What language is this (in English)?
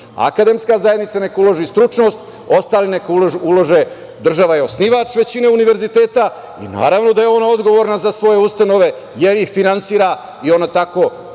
Serbian